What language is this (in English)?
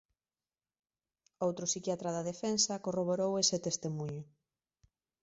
Galician